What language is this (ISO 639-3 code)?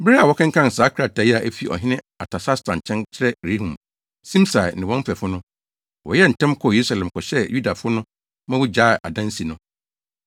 aka